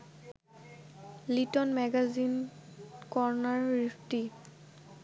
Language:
Bangla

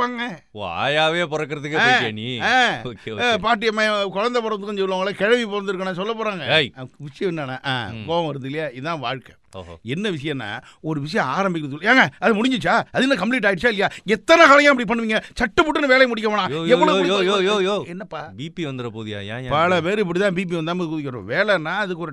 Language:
Tamil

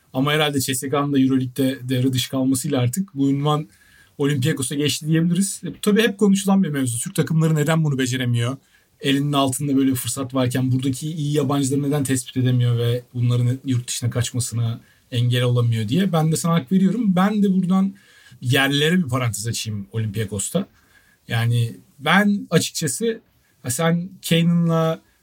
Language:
Turkish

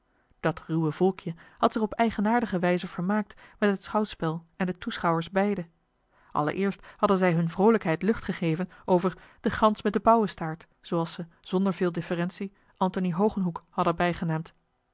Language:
Dutch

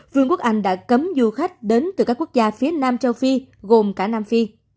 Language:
Vietnamese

